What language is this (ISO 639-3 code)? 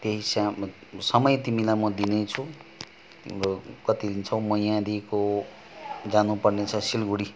nep